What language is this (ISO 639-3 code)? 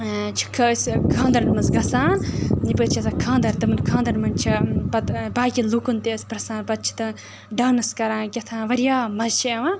kas